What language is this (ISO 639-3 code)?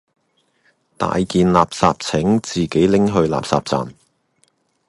yue